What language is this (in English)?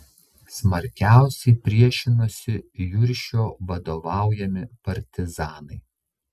Lithuanian